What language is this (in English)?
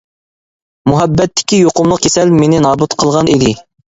Uyghur